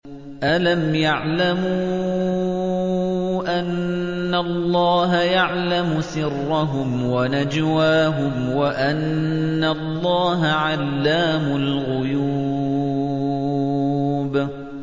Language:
Arabic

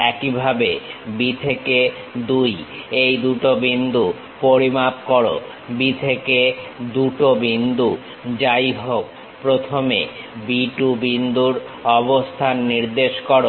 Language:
Bangla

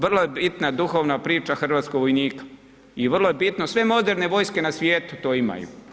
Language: Croatian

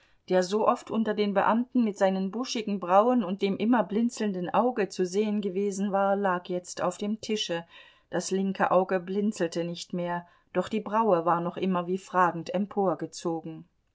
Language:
German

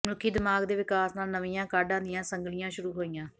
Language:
Punjabi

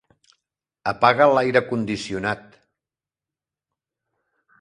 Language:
Catalan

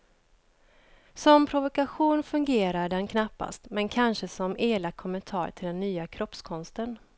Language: Swedish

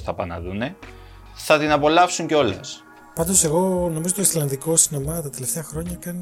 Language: Greek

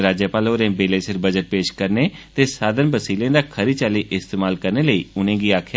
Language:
Dogri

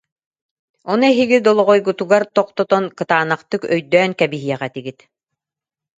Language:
Yakut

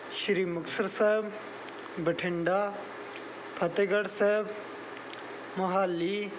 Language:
Punjabi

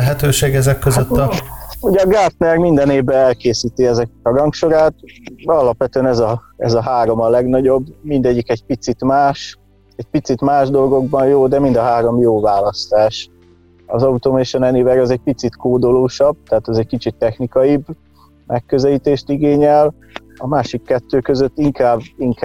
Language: Hungarian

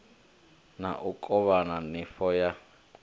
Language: Venda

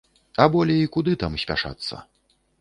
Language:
Belarusian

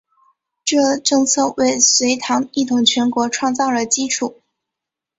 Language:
Chinese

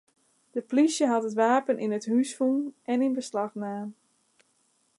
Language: Western Frisian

